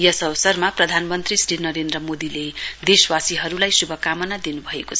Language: Nepali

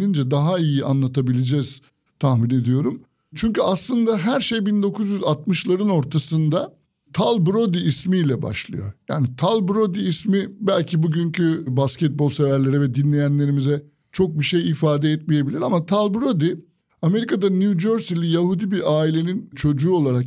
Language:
Turkish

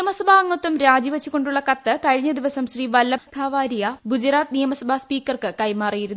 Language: Malayalam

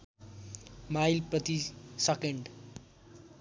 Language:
Nepali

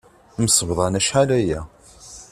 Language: Kabyle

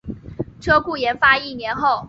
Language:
Chinese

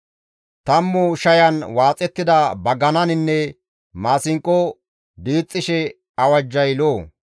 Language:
Gamo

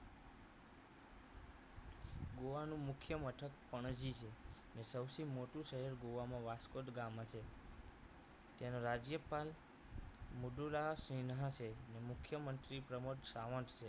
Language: Gujarati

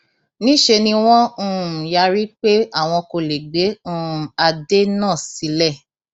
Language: Yoruba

